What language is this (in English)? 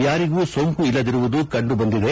Kannada